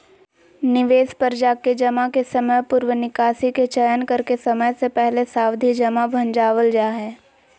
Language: Magahi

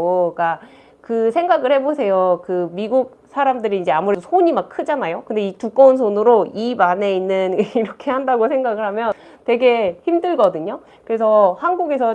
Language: Korean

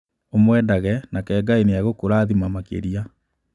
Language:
Kikuyu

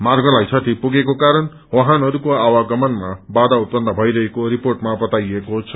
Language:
Nepali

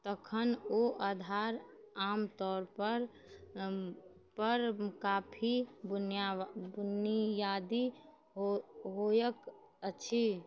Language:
Maithili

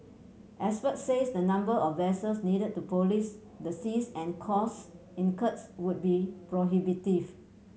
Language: English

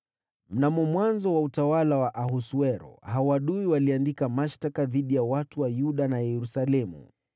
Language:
Swahili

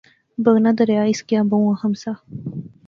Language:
Pahari-Potwari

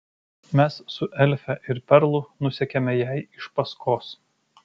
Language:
Lithuanian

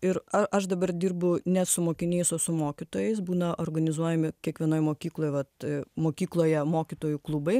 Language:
Lithuanian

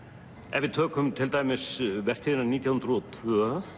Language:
Icelandic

